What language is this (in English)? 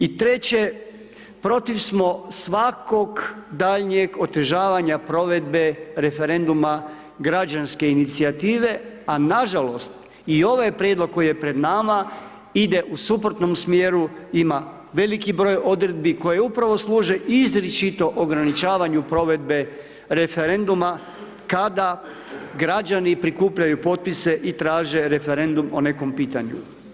Croatian